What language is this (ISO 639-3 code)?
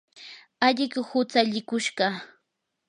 qur